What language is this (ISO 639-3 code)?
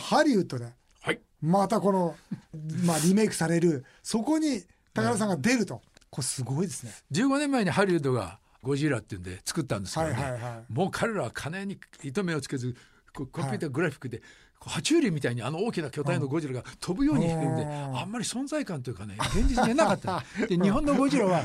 jpn